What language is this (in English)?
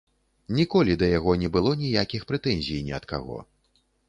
Belarusian